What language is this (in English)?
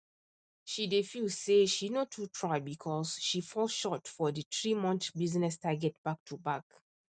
Nigerian Pidgin